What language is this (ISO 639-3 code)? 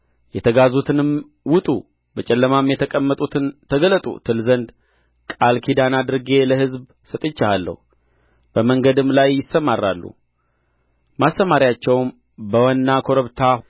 amh